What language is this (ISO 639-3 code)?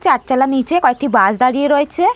ben